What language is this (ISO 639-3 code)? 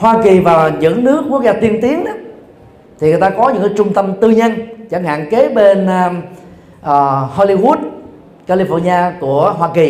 vie